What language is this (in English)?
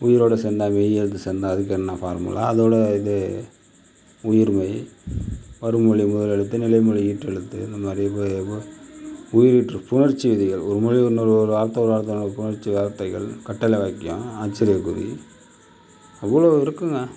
Tamil